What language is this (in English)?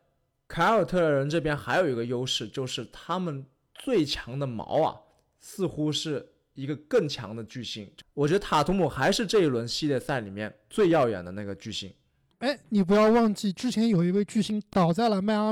Chinese